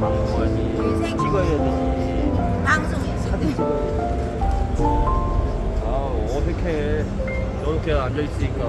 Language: Korean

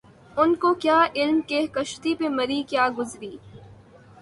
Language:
Urdu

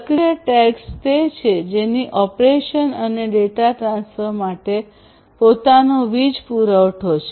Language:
Gujarati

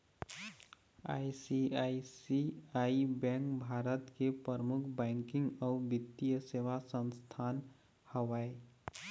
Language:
Chhattisgarhi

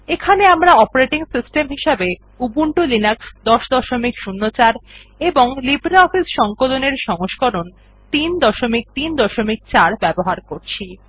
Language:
Bangla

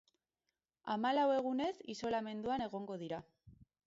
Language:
Basque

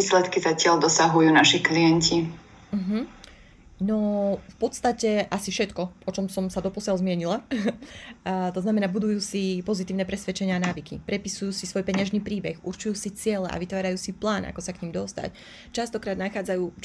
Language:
Slovak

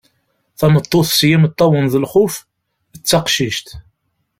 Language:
Kabyle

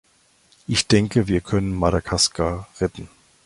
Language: German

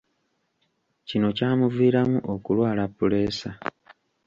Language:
Ganda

